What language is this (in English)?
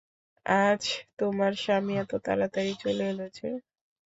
Bangla